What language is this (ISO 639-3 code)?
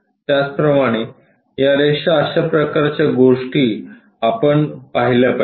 mar